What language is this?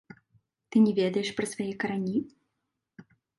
Belarusian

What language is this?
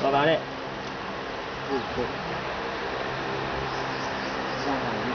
Vietnamese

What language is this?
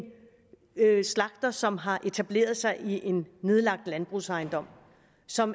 Danish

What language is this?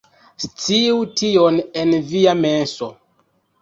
Esperanto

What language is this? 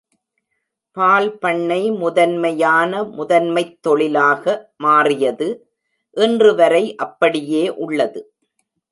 Tamil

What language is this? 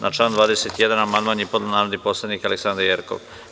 Serbian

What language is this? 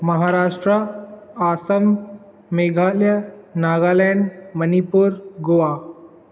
Sindhi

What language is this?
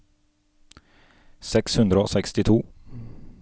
Norwegian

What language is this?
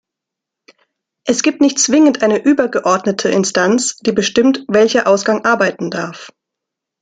German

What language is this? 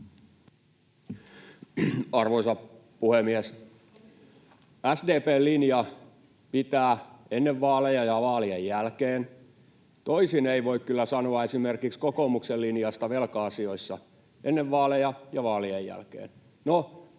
Finnish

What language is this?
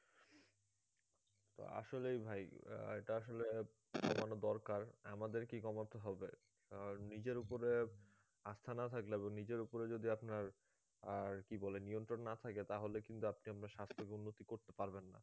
Bangla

